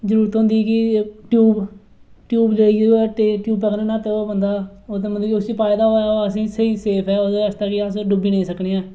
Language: Dogri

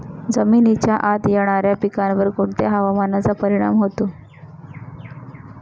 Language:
Marathi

